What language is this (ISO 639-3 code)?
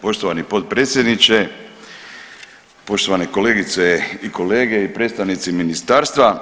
hrv